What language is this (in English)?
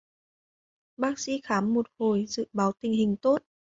Vietnamese